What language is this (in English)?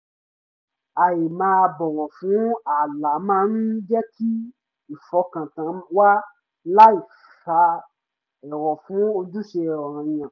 Yoruba